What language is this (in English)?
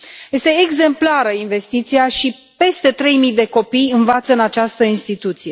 Romanian